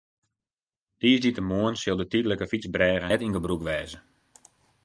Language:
Western Frisian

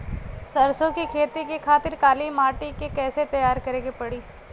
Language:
Bhojpuri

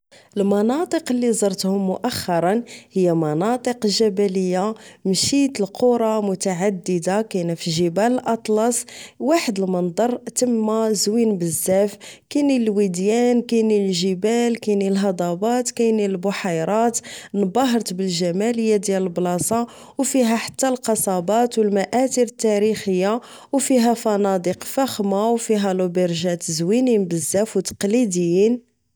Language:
Moroccan Arabic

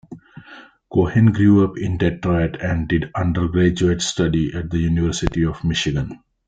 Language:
English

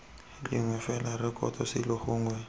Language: Tswana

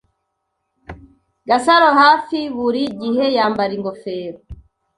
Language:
Kinyarwanda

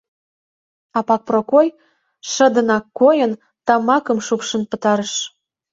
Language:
Mari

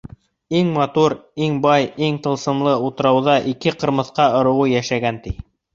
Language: Bashkir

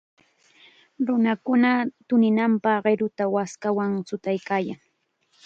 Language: Chiquián Ancash Quechua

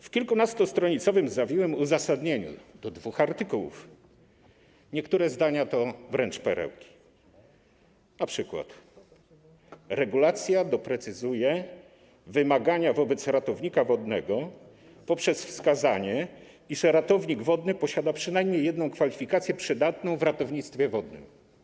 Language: Polish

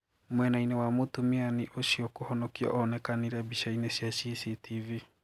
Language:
Kikuyu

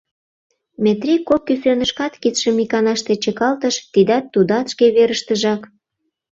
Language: Mari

